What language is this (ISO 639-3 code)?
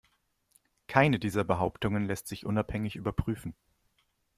deu